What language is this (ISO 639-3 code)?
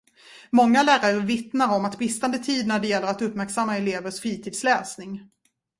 swe